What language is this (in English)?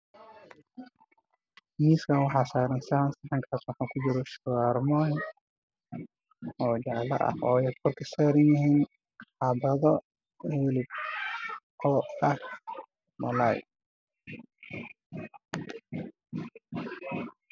Somali